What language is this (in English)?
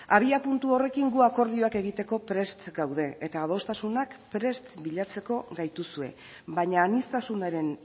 Basque